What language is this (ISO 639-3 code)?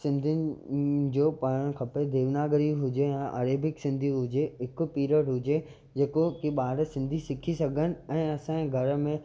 snd